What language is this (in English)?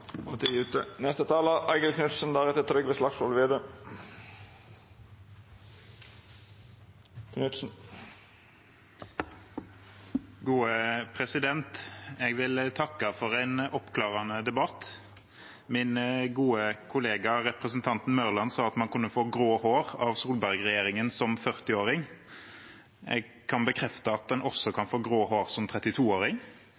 Norwegian